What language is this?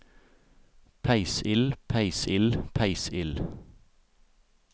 Norwegian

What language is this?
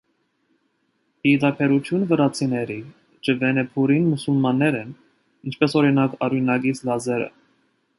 Armenian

